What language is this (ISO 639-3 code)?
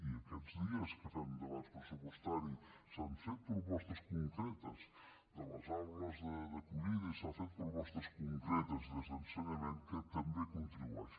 cat